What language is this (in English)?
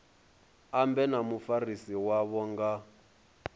Venda